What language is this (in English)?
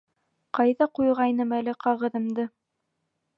Bashkir